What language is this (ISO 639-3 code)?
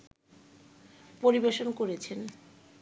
ben